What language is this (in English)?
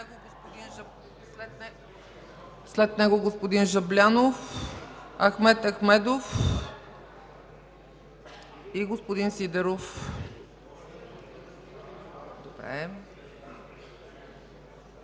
Bulgarian